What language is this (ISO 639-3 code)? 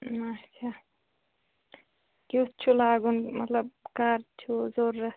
kas